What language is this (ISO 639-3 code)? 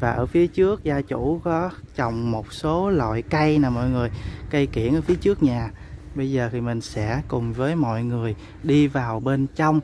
vie